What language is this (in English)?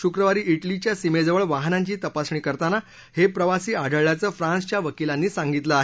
Marathi